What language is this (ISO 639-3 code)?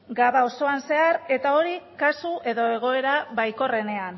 eus